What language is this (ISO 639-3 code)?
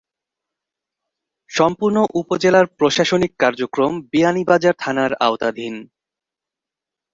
ben